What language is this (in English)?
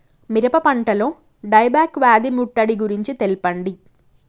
Telugu